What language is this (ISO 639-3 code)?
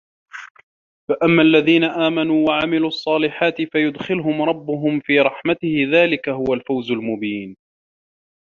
ara